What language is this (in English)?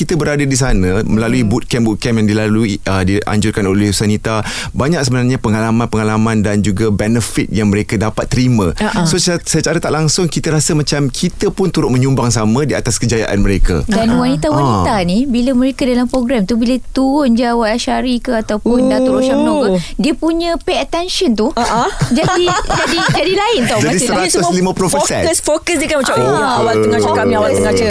Malay